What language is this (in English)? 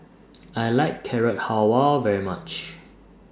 English